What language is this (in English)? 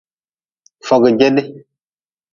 Nawdm